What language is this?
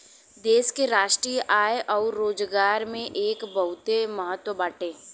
Bhojpuri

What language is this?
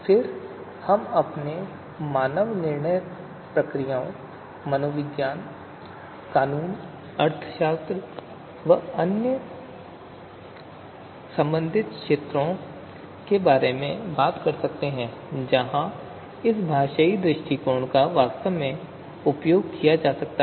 Hindi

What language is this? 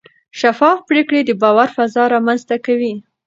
Pashto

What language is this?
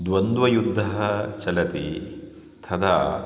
Sanskrit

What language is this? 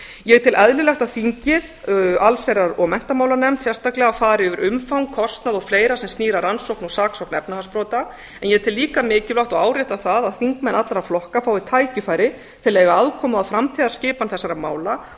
Icelandic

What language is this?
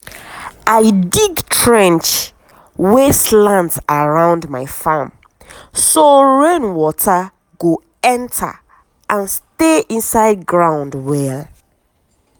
Nigerian Pidgin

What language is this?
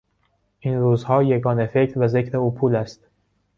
Persian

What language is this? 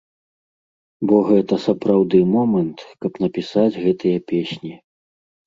Belarusian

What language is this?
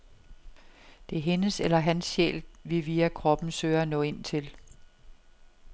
Danish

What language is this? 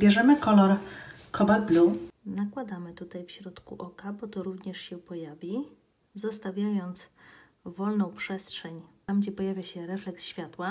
Polish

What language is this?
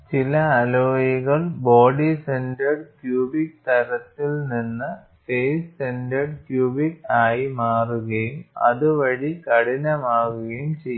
Malayalam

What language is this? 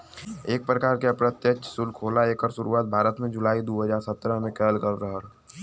Bhojpuri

